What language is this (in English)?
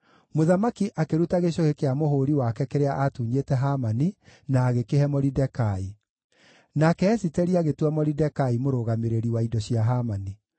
Kikuyu